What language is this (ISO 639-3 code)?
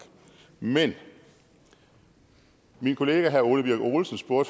dan